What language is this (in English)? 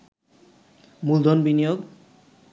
Bangla